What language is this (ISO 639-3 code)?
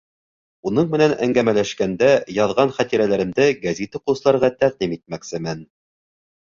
bak